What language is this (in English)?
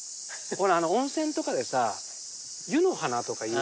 Japanese